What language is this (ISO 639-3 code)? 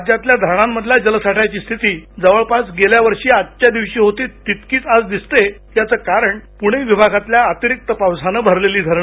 mar